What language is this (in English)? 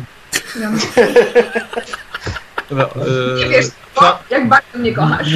Polish